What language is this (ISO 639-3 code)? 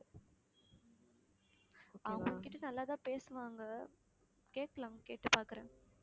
tam